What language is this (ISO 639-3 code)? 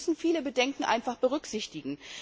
deu